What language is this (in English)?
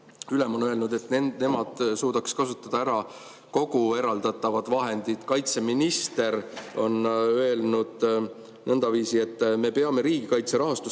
Estonian